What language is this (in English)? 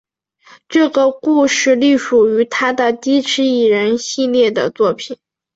Chinese